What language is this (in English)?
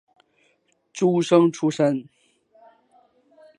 Chinese